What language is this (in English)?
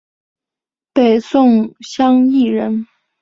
Chinese